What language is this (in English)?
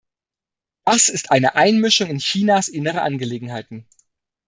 German